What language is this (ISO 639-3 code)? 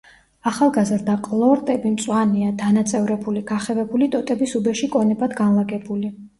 kat